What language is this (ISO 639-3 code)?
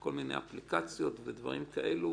heb